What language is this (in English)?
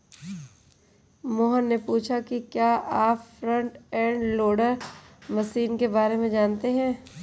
Hindi